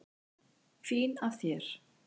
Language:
Icelandic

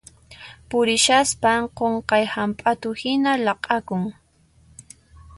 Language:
Puno Quechua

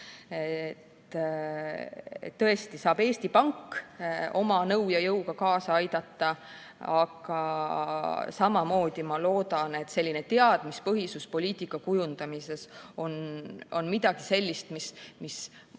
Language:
Estonian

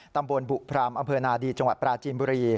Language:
Thai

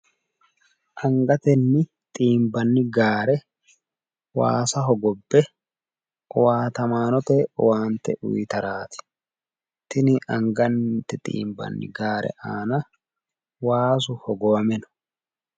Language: Sidamo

